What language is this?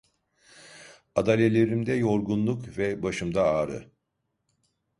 Turkish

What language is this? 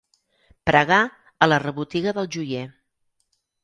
Catalan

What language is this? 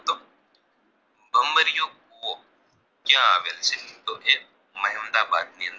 Gujarati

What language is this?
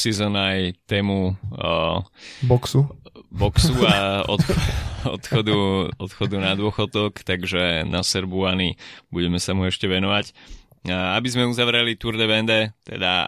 Slovak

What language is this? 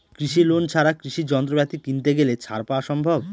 Bangla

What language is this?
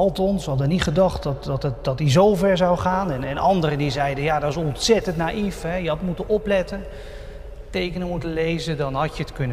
Dutch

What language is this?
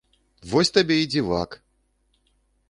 Belarusian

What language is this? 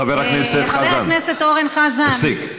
Hebrew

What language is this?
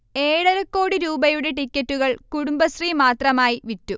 Malayalam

